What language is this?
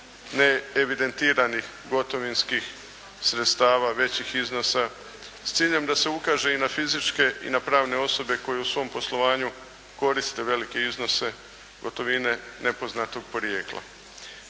Croatian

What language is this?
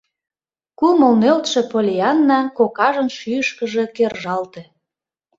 Mari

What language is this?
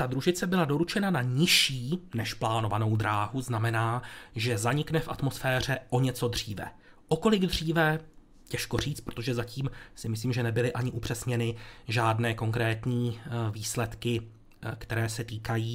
Czech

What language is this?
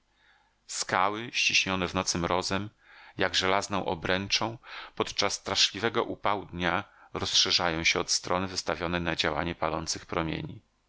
Polish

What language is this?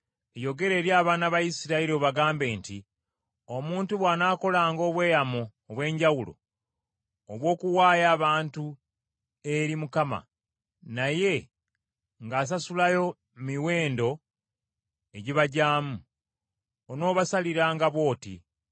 Ganda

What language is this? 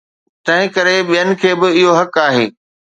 Sindhi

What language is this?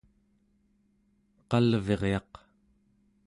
Central Yupik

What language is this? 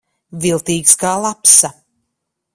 Latvian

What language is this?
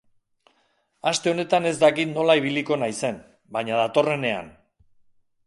Basque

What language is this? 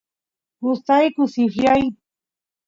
Santiago del Estero Quichua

